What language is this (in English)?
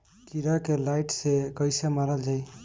Bhojpuri